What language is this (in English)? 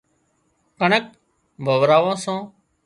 Wadiyara Koli